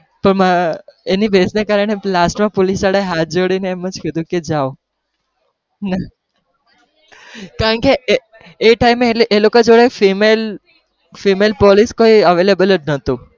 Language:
Gujarati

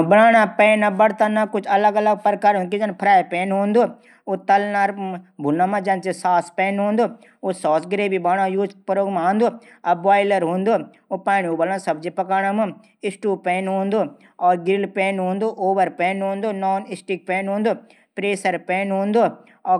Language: Garhwali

